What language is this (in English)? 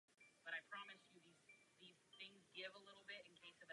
Czech